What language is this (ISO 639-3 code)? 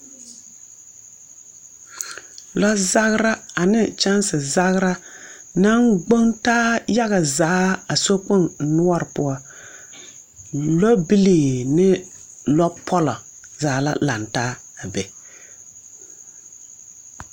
dga